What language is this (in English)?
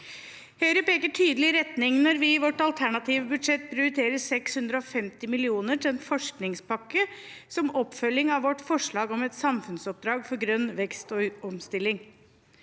Norwegian